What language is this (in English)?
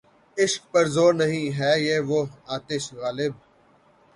Urdu